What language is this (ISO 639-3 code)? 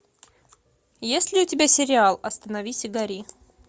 rus